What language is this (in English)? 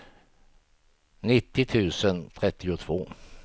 Swedish